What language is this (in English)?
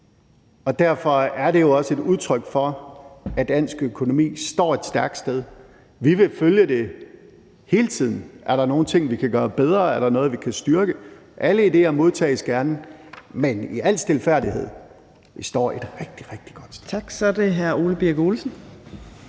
Danish